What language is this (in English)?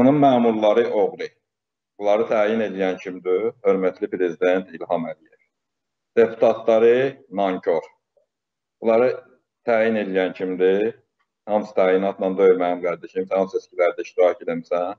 Turkish